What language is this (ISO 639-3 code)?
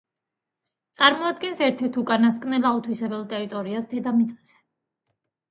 kat